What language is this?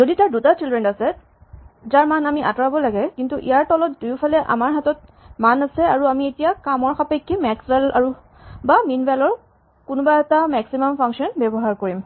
Assamese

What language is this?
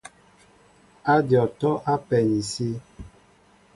Mbo (Cameroon)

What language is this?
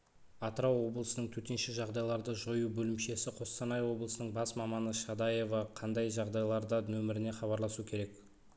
Kazakh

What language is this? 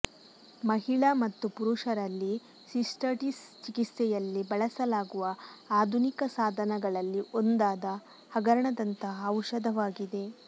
Kannada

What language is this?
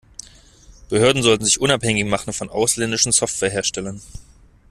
German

